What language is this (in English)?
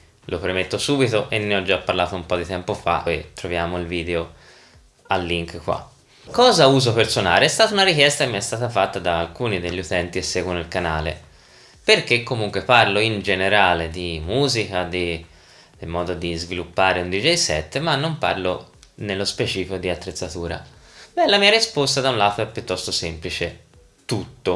Italian